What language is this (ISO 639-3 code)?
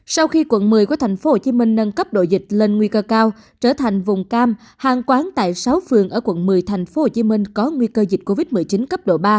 vie